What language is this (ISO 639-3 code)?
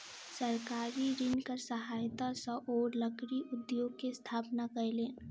mai